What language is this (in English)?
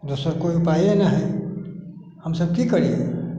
Maithili